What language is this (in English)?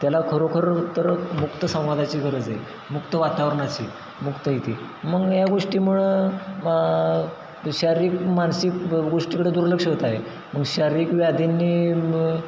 Marathi